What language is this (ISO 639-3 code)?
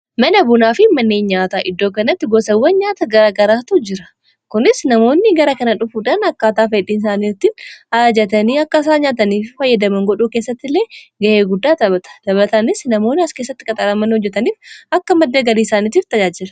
orm